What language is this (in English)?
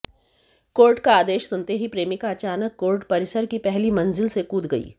Hindi